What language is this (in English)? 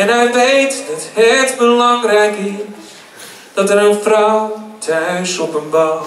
Dutch